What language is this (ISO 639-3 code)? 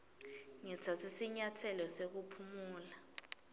ssw